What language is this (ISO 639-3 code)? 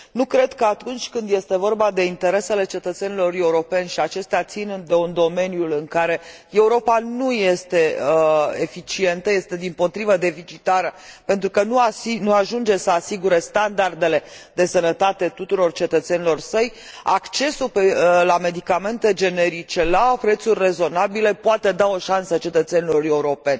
ron